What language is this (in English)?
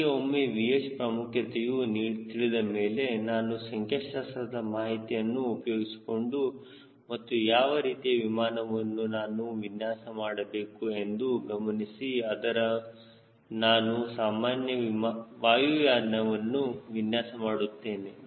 Kannada